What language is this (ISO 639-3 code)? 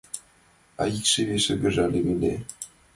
chm